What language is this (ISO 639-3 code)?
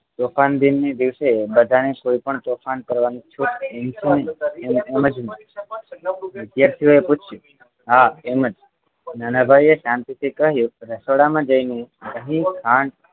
guj